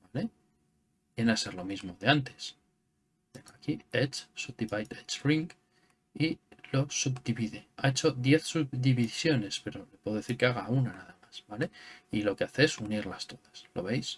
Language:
Spanish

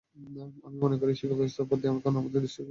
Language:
Bangla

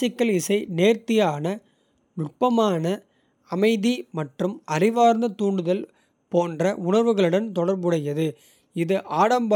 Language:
Kota (India)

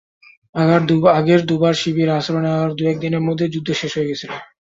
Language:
Bangla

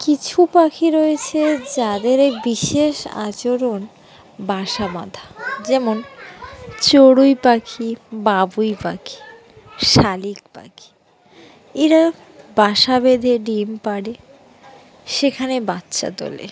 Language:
Bangla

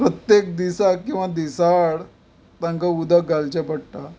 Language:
Konkani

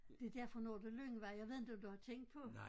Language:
Danish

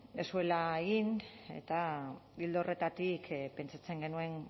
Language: Basque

